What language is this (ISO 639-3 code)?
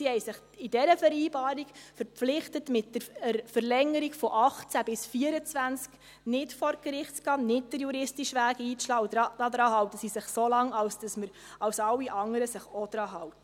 gsw